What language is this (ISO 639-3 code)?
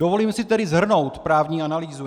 ces